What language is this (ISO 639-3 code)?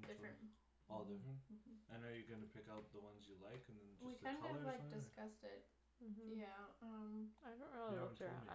eng